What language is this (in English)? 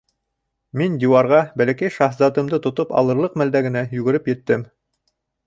Bashkir